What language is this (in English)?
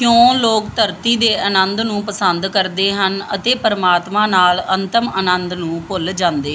Punjabi